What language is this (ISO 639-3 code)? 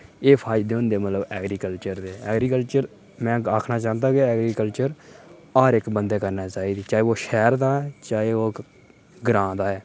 doi